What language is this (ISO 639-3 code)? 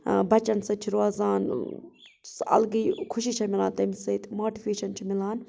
kas